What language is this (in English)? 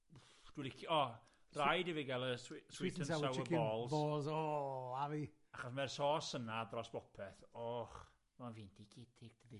Welsh